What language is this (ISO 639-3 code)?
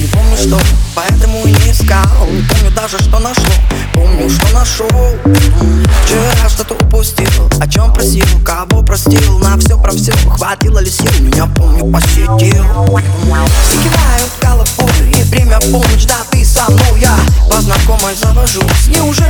ukr